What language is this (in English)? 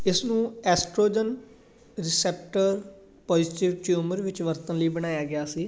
Punjabi